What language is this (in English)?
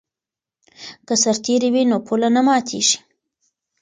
Pashto